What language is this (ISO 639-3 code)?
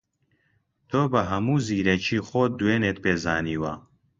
ckb